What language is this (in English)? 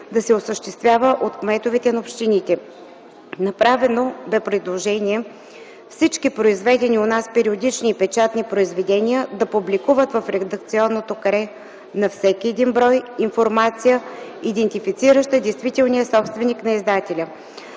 Bulgarian